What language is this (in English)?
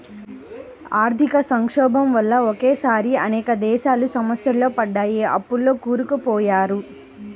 Telugu